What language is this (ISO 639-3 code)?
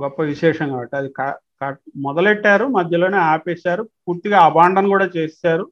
tel